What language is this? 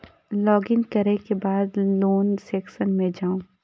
Maithili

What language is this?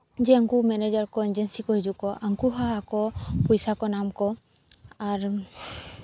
Santali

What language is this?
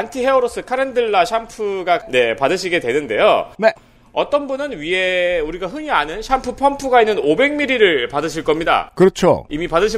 Korean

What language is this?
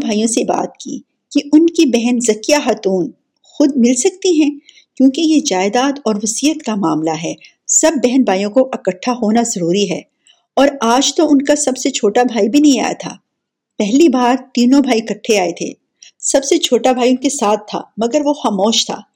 Urdu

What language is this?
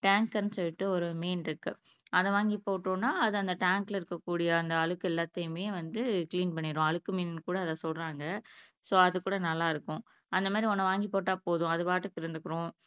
Tamil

